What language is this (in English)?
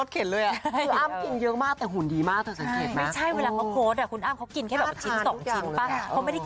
Thai